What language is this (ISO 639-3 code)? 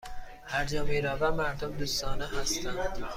fas